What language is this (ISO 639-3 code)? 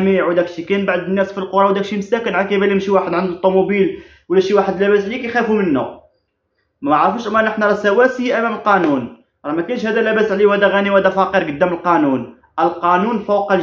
ara